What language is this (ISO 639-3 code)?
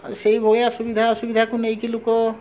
ori